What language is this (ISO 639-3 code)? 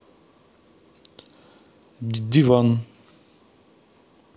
rus